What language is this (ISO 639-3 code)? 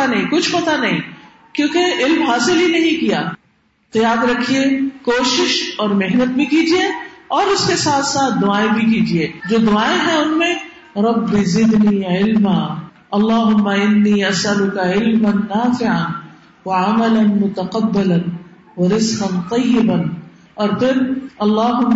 urd